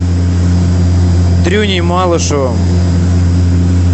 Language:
Russian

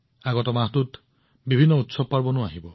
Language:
Assamese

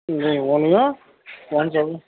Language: Urdu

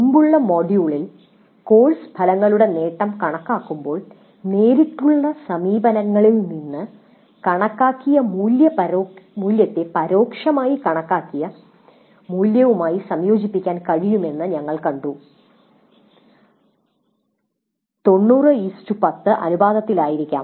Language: Malayalam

